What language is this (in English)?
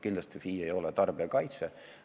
Estonian